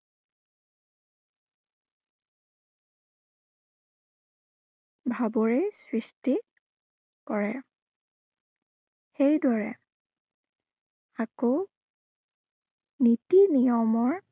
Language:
Assamese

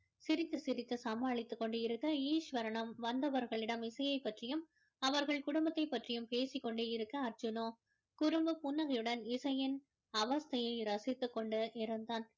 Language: Tamil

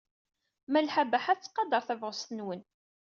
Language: Kabyle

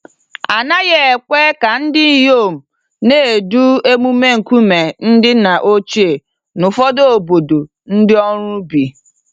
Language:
Igbo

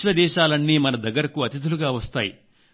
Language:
Telugu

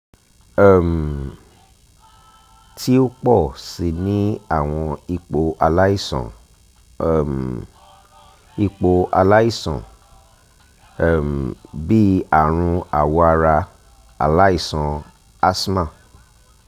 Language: Yoruba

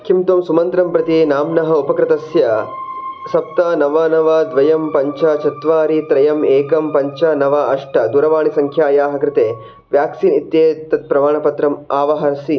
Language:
Sanskrit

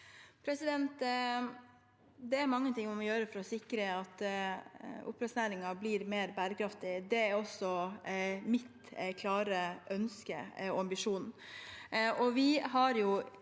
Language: Norwegian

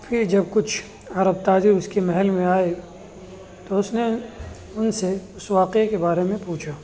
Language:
Urdu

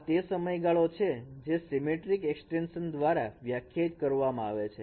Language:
Gujarati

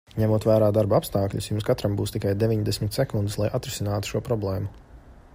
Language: Latvian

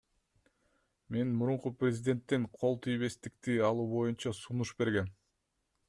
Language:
Kyrgyz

